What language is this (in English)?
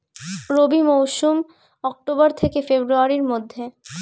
Bangla